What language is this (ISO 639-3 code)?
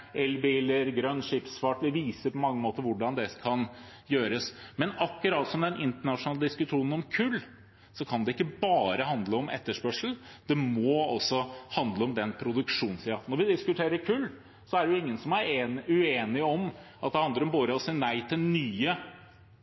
nob